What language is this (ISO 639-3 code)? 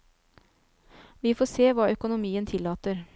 nor